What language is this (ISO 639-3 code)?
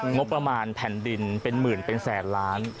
tha